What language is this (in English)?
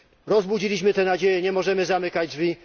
Polish